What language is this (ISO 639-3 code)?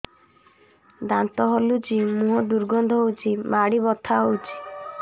ori